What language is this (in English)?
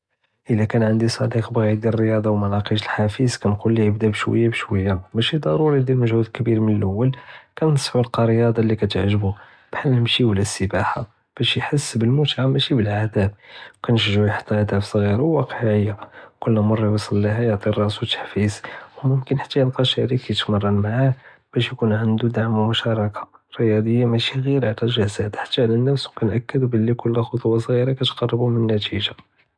Judeo-Arabic